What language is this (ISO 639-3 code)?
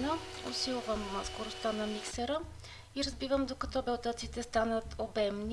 rus